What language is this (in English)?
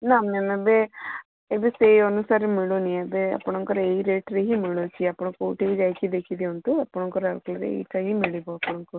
Odia